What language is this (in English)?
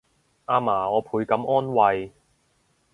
Cantonese